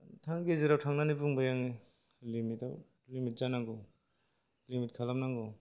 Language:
Bodo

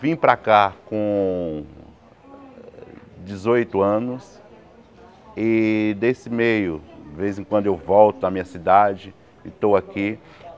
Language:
Portuguese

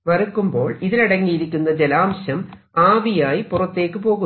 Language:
Malayalam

